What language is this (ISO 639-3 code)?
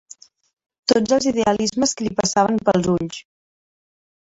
cat